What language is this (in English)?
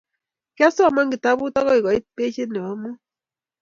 Kalenjin